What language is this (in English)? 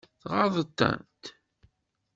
Kabyle